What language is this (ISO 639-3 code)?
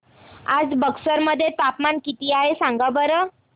mar